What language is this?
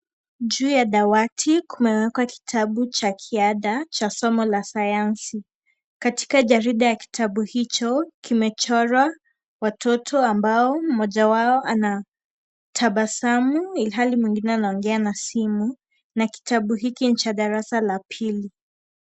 Swahili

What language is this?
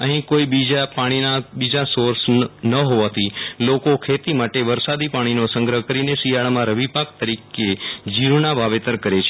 Gujarati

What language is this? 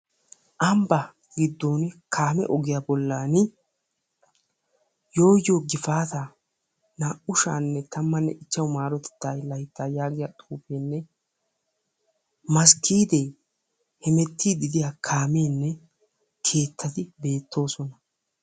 Wolaytta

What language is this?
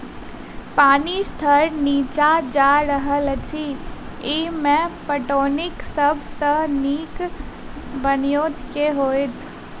Maithili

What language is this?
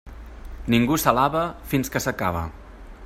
Catalan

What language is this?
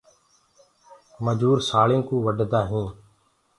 Gurgula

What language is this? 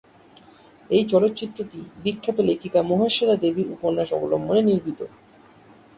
Bangla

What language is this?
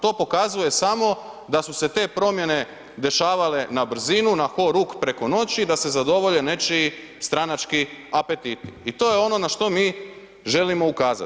Croatian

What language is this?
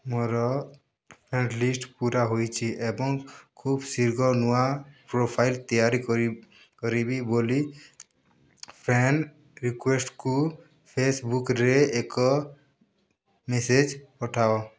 Odia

